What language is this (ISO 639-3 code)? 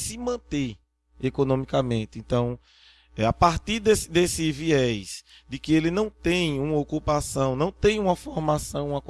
por